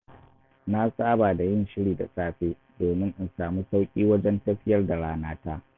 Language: Hausa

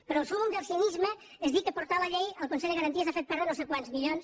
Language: Catalan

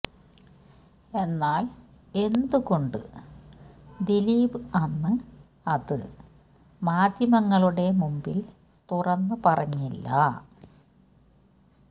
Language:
Malayalam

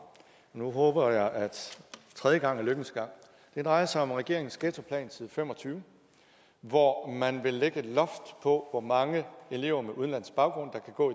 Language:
Danish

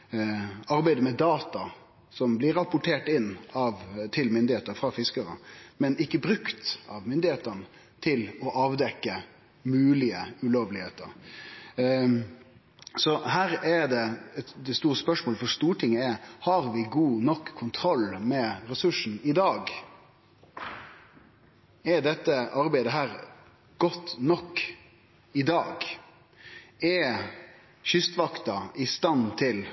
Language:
Norwegian Nynorsk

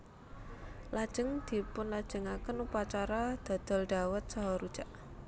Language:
Javanese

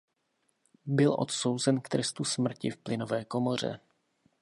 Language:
Czech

